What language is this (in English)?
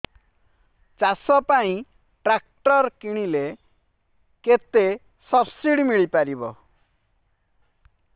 Odia